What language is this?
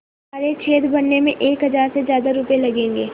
Hindi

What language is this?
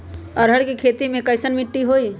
Magahi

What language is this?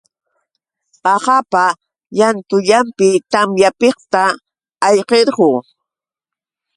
Yauyos Quechua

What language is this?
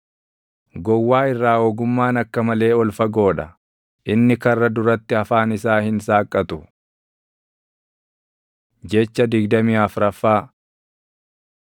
Oromo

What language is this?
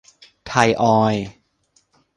Thai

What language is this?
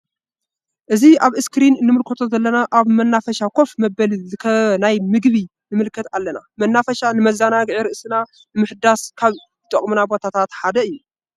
Tigrinya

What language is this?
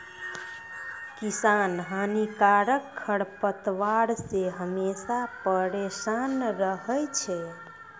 Maithili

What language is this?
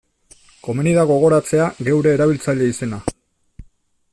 Basque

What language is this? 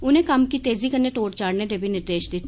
Dogri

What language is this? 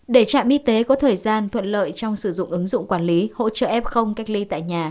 Vietnamese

